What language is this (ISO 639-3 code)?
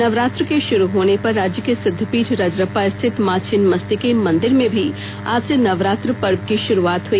hin